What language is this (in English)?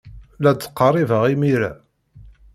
Kabyle